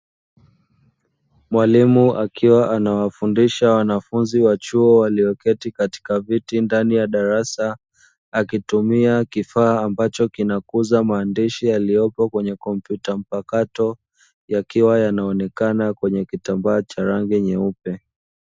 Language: Swahili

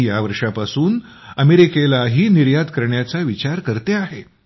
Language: Marathi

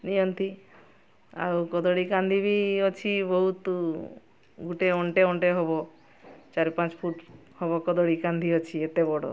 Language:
Odia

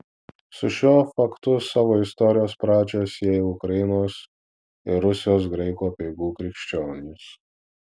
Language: Lithuanian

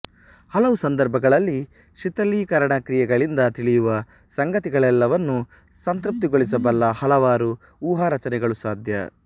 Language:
Kannada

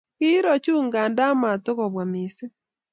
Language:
Kalenjin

